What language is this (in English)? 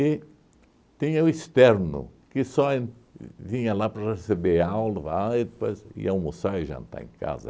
Portuguese